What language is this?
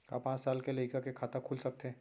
Chhattisgarhi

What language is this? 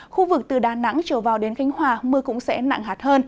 Vietnamese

